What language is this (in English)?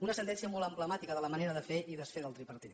Catalan